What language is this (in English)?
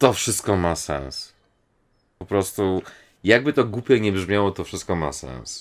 Polish